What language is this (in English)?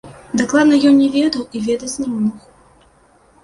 Belarusian